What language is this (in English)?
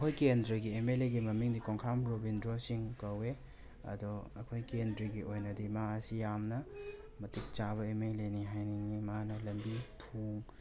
Manipuri